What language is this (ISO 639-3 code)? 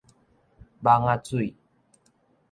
nan